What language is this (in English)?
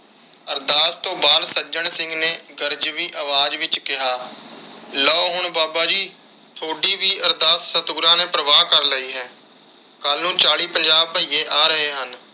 Punjabi